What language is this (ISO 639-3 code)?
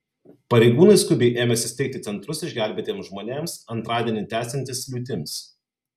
lit